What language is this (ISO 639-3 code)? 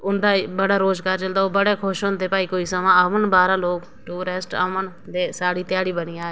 doi